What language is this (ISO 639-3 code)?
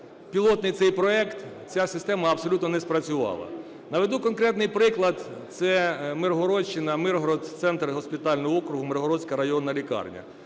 ukr